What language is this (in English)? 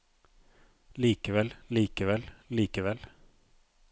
Norwegian